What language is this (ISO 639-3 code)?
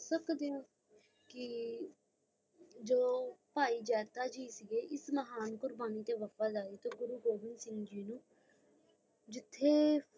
pan